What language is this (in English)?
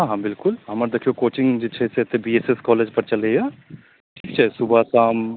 Maithili